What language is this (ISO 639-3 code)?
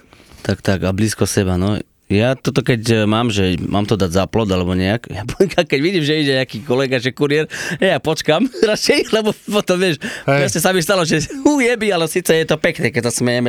slk